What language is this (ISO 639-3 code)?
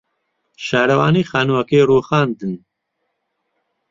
ckb